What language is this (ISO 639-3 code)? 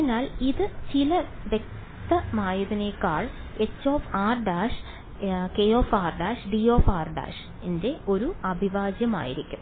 mal